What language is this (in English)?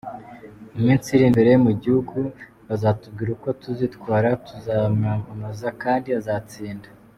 Kinyarwanda